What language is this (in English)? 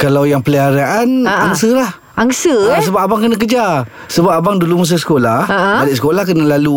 Malay